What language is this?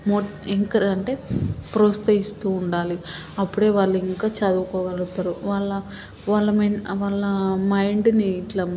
Telugu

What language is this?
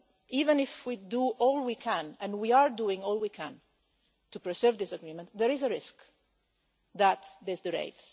English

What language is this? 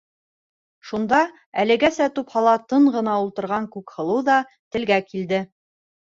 Bashkir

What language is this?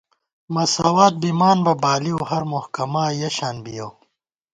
Gawar-Bati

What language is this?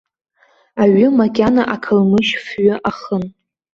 Abkhazian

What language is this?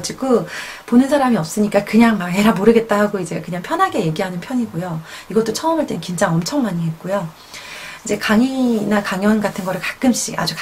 Korean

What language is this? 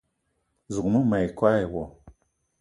Eton (Cameroon)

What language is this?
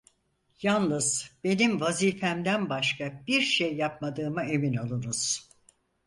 Turkish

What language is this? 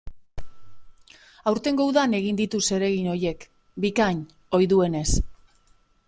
Basque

